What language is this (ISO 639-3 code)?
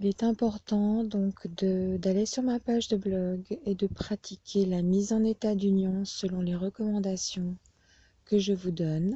fra